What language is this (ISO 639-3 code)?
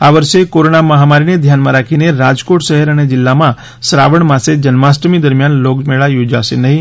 guj